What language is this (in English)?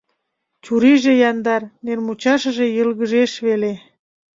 Mari